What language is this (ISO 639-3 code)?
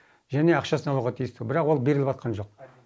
kaz